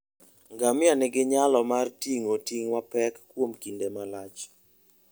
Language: Luo (Kenya and Tanzania)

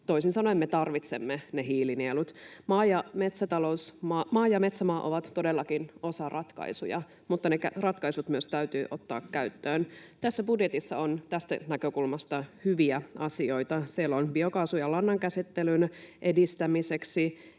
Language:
Finnish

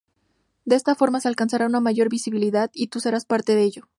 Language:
Spanish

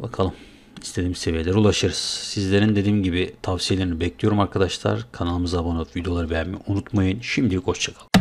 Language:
Turkish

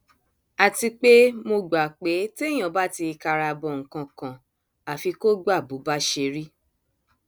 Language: Yoruba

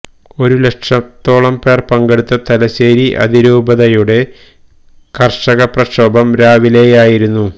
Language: Malayalam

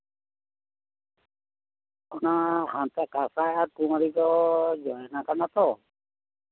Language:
Santali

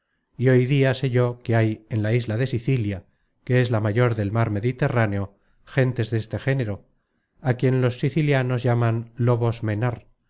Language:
Spanish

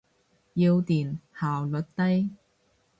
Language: Cantonese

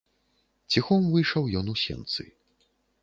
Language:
Belarusian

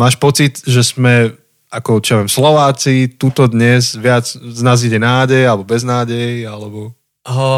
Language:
Slovak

